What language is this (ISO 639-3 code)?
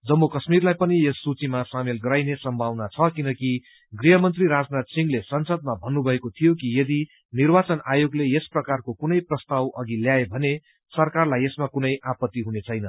nep